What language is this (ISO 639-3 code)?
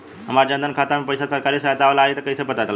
bho